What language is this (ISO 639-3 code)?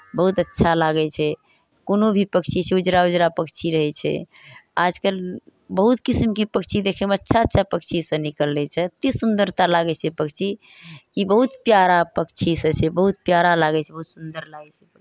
mai